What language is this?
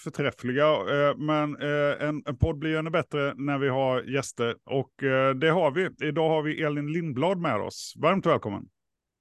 Swedish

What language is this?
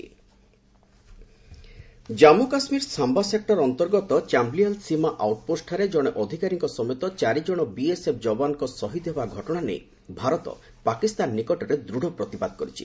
Odia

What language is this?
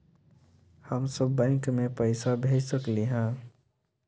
Magahi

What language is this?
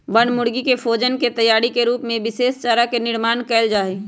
Magahi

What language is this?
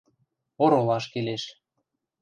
Western Mari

